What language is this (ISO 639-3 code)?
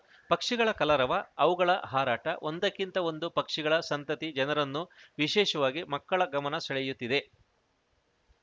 kan